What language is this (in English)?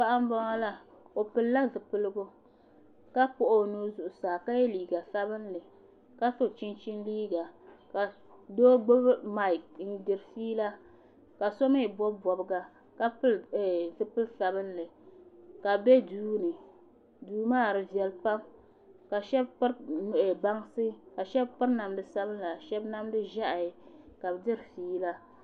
Dagbani